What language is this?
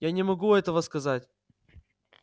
Russian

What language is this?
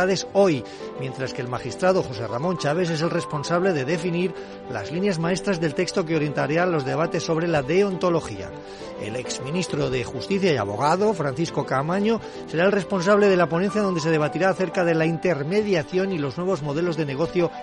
Spanish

